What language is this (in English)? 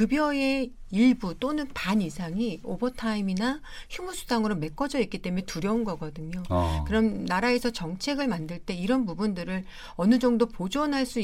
Korean